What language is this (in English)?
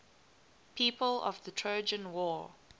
English